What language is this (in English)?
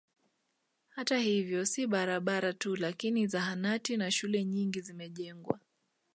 Swahili